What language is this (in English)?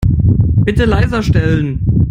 German